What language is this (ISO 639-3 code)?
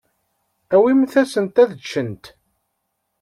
kab